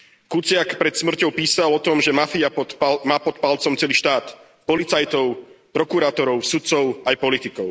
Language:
Slovak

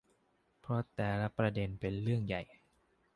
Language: Thai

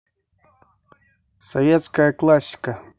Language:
Russian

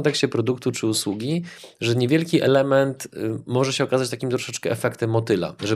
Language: Polish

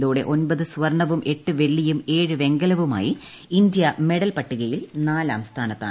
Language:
Malayalam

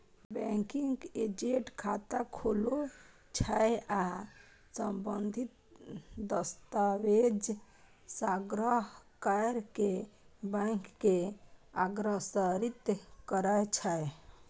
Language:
Maithili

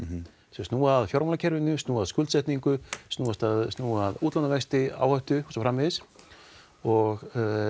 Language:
Icelandic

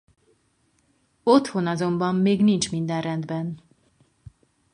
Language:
Hungarian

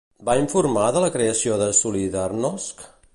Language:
Catalan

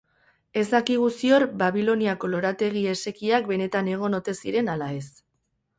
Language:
Basque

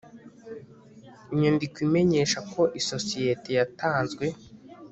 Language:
Kinyarwanda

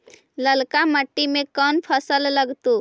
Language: Magahi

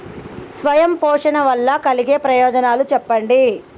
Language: Telugu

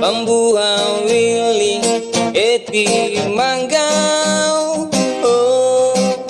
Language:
Indonesian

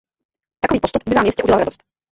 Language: Czech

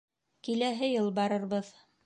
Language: Bashkir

